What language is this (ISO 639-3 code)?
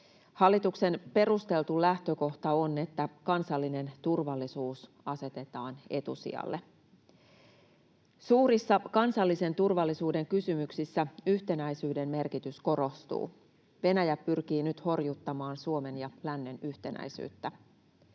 fin